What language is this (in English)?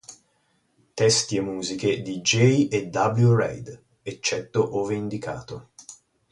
Italian